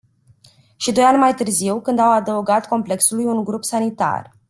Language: Romanian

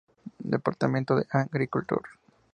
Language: Spanish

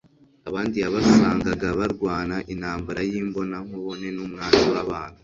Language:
Kinyarwanda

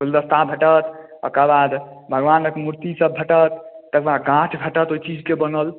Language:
Maithili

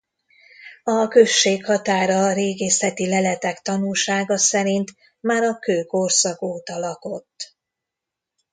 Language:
Hungarian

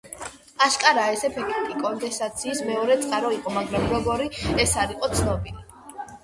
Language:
Georgian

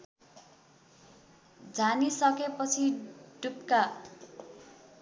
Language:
Nepali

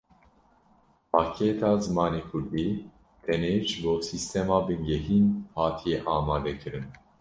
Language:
Kurdish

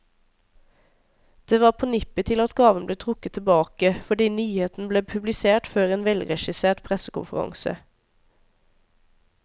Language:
Norwegian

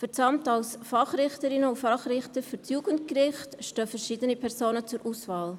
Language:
Swiss German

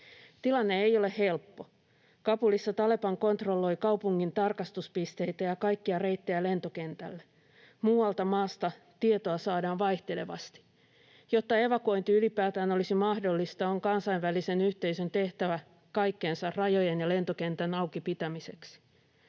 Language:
Finnish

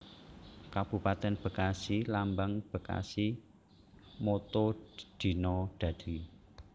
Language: Javanese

